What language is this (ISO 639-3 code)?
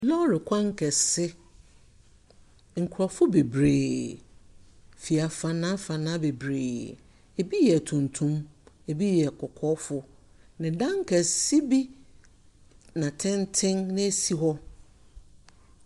aka